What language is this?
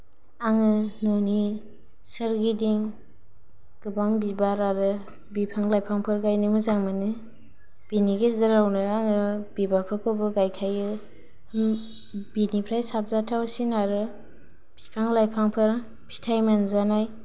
Bodo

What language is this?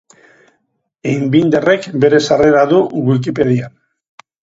Basque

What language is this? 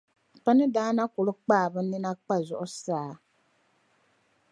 Dagbani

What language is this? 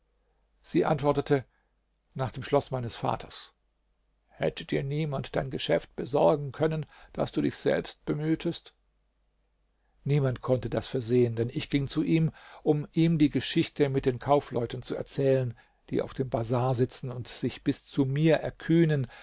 German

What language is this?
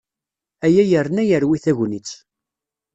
Kabyle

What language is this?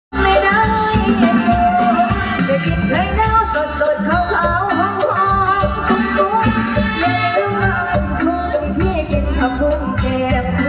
Thai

